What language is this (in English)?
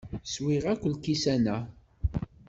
Kabyle